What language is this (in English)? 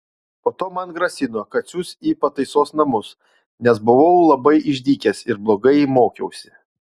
Lithuanian